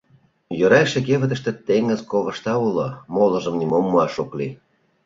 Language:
Mari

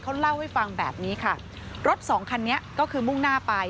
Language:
Thai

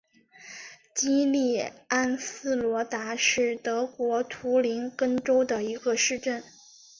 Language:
Chinese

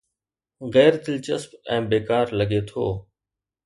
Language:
Sindhi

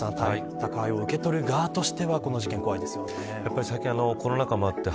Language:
Japanese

